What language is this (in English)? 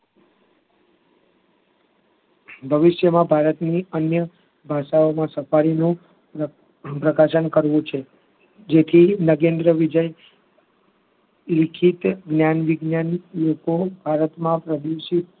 Gujarati